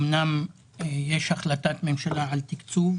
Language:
Hebrew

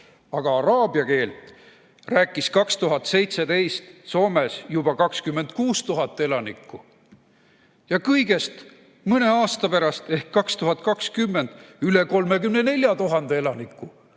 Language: Estonian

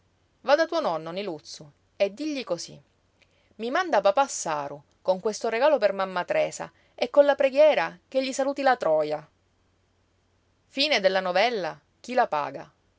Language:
Italian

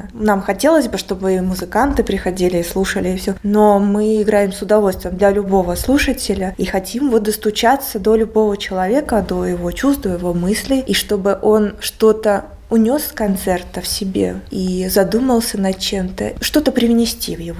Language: Russian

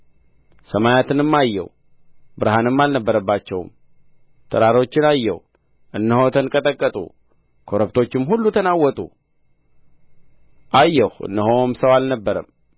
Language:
Amharic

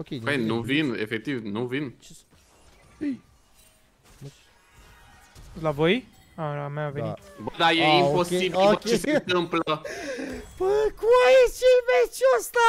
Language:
Romanian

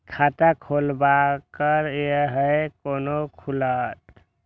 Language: Maithili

